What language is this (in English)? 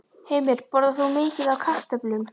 Icelandic